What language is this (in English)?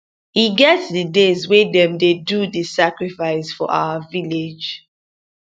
Nigerian Pidgin